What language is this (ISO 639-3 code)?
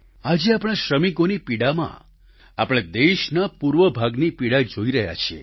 guj